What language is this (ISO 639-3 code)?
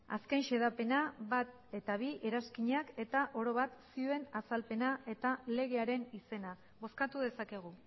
eus